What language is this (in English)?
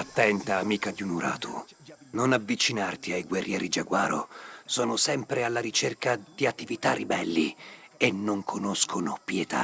Italian